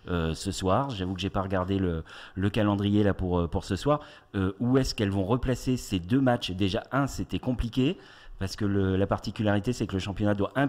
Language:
French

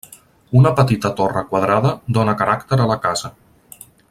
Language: Catalan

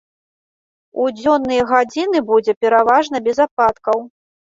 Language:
Belarusian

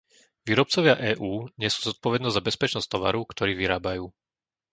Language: Slovak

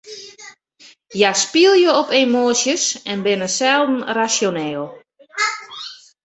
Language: Western Frisian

